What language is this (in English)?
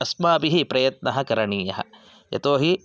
Sanskrit